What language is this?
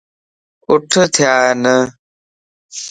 Lasi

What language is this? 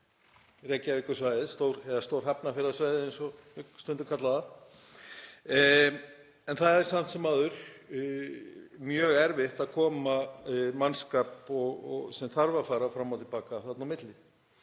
Icelandic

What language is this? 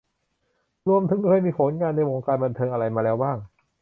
Thai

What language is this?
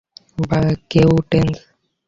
Bangla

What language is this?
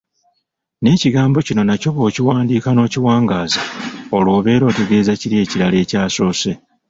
Ganda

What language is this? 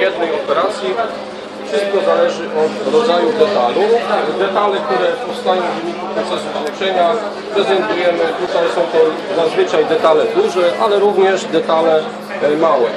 Polish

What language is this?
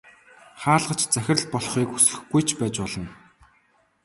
Mongolian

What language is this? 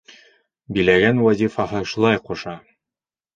Bashkir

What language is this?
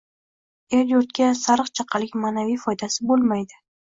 Uzbek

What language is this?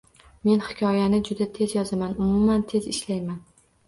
Uzbek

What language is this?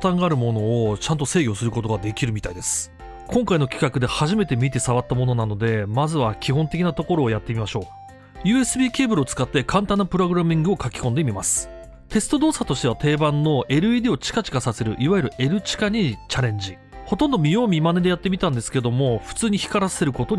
Japanese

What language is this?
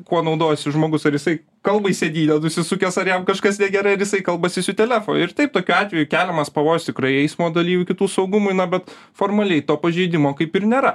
Lithuanian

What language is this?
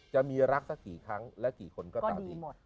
Thai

